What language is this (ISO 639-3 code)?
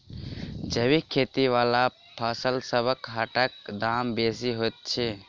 mai